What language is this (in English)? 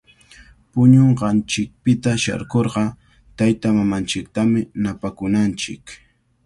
Cajatambo North Lima Quechua